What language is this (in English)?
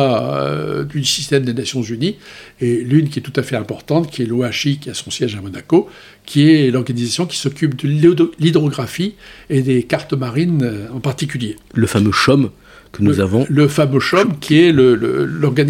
French